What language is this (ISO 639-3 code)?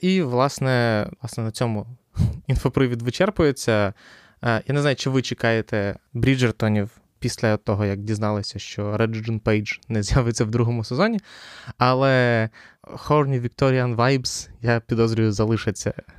ukr